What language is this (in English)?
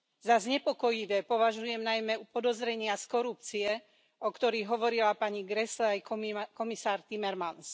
Slovak